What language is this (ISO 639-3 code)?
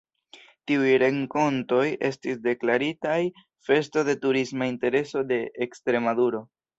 epo